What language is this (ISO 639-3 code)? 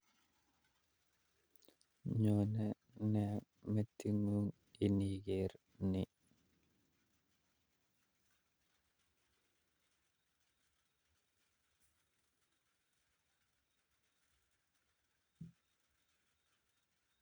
kln